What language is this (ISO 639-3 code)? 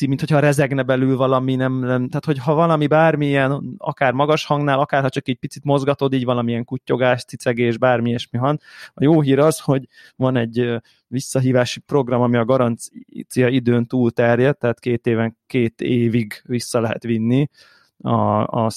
hun